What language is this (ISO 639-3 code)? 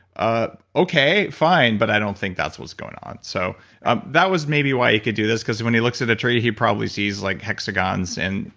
eng